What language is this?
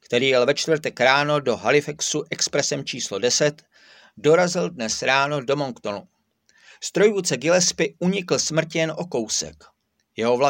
Czech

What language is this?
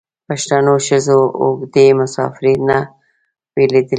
Pashto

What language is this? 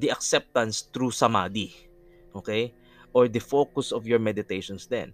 Filipino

